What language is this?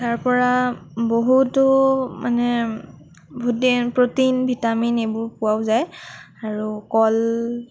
Assamese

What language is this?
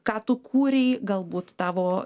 Lithuanian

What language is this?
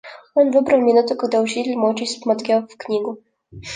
Russian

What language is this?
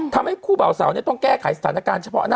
Thai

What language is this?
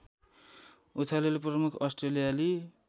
Nepali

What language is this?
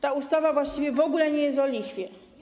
Polish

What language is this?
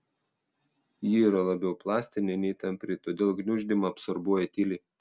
Lithuanian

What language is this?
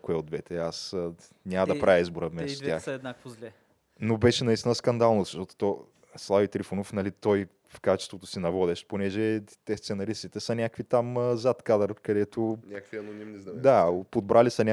Bulgarian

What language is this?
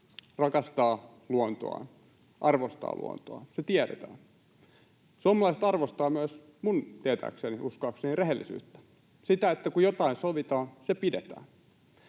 Finnish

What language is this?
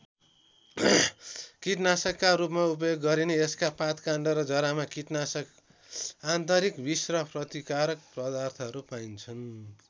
Nepali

